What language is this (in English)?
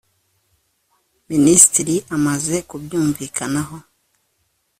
Kinyarwanda